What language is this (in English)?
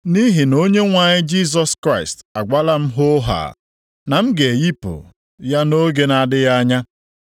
Igbo